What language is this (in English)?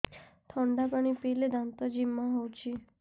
Odia